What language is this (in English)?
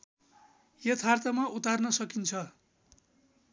Nepali